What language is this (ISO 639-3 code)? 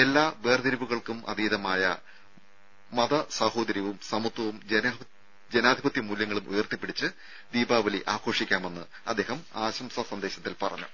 mal